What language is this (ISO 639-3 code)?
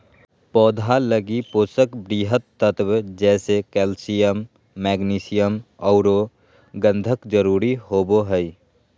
mag